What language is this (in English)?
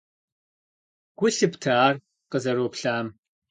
Kabardian